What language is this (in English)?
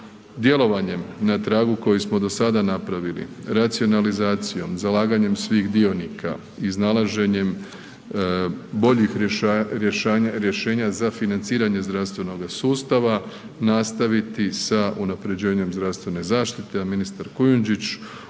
Croatian